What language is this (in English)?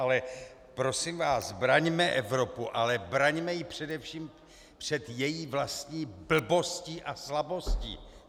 Czech